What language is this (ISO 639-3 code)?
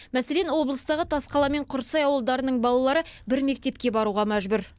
kaz